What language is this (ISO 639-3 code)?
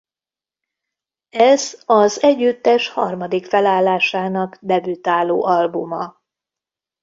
hun